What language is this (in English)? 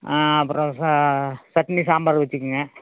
Tamil